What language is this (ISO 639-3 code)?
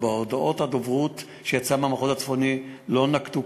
heb